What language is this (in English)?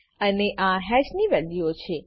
Gujarati